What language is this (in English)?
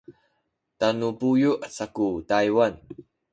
Sakizaya